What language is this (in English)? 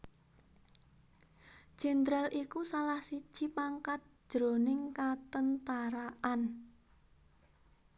Javanese